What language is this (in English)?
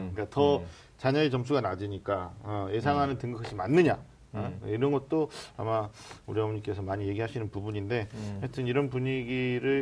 Korean